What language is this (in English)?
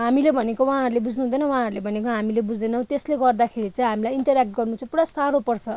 Nepali